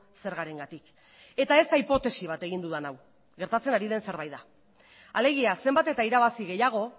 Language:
Basque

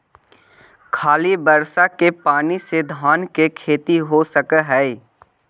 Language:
Magahi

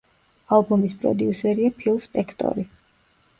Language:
Georgian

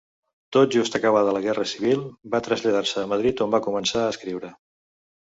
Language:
Catalan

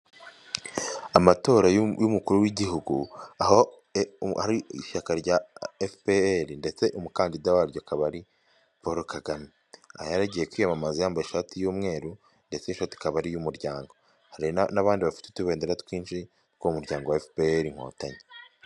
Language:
Kinyarwanda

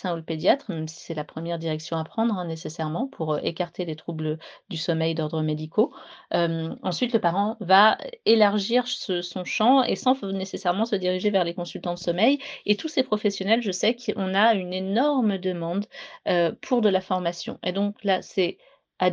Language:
French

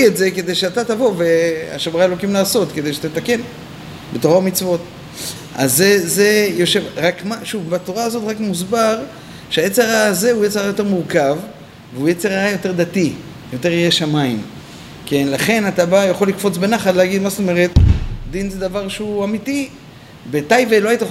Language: Hebrew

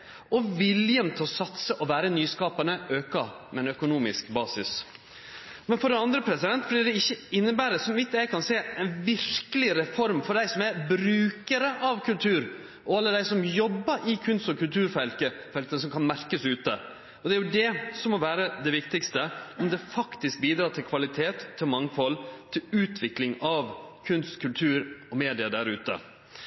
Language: Norwegian Nynorsk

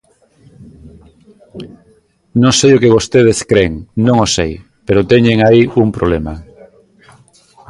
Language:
Galician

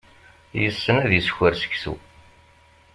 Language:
Kabyle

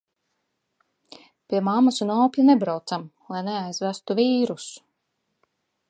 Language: Latvian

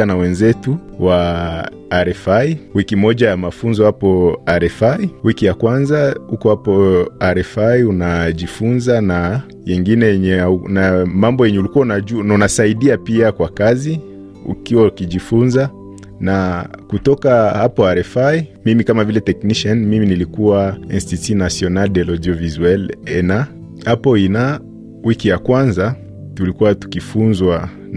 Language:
Swahili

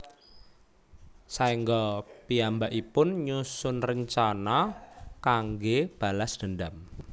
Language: Javanese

